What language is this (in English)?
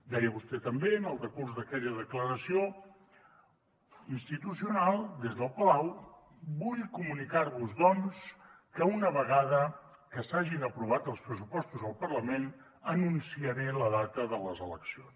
Catalan